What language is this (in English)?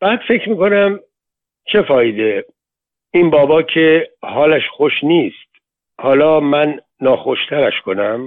Persian